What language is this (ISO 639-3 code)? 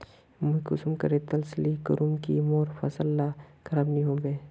mag